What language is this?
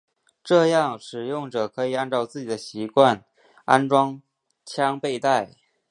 Chinese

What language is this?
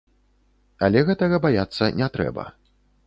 Belarusian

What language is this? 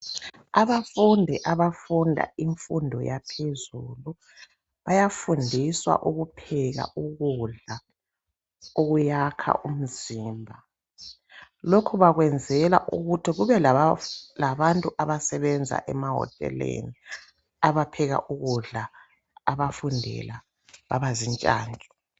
North Ndebele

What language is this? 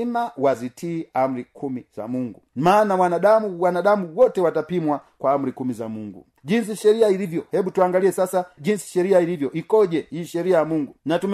Swahili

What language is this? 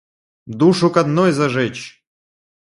Russian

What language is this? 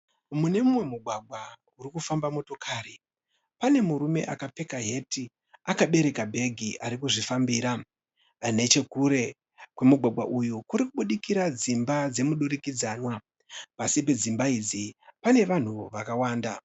Shona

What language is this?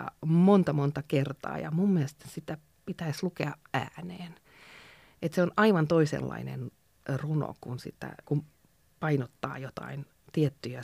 Finnish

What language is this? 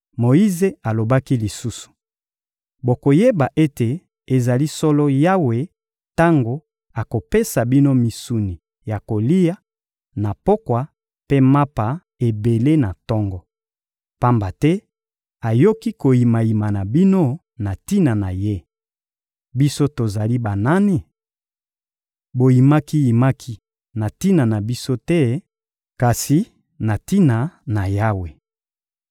Lingala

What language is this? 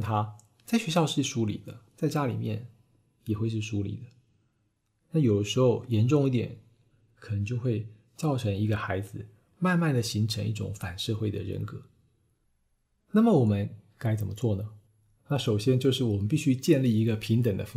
Chinese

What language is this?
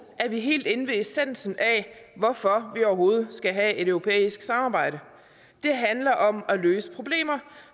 Danish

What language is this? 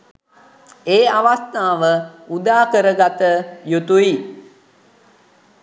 Sinhala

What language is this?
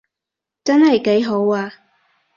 Cantonese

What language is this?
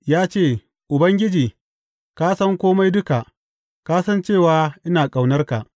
Hausa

